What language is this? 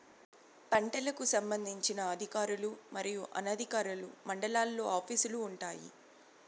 Telugu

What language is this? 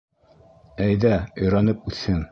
Bashkir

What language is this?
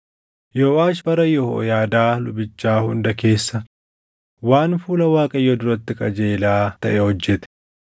Oromo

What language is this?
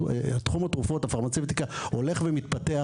Hebrew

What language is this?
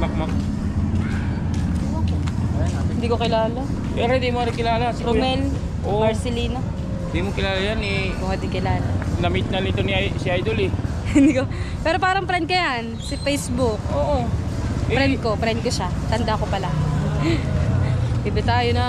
Filipino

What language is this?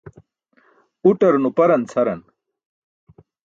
Burushaski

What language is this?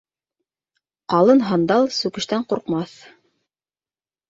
Bashkir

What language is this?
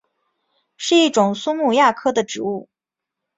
Chinese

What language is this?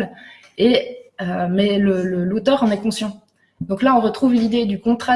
French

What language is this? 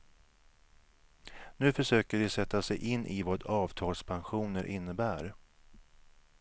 Swedish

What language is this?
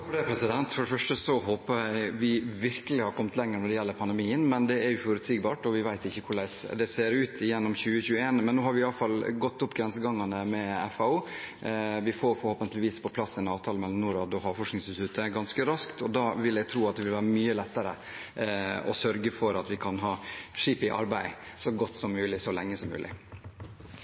Norwegian Bokmål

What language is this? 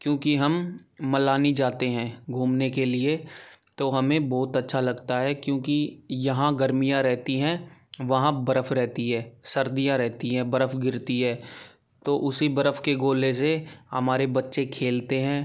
Hindi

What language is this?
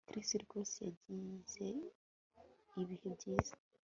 Kinyarwanda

